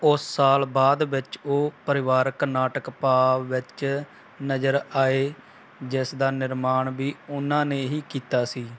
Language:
Punjabi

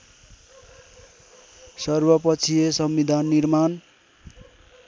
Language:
Nepali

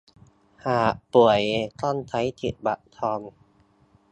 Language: Thai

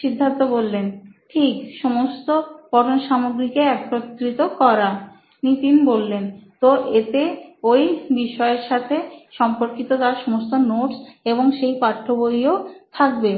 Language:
Bangla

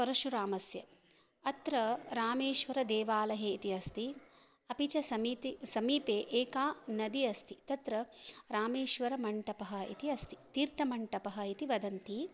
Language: Sanskrit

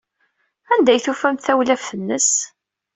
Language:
Kabyle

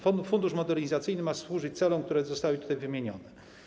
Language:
Polish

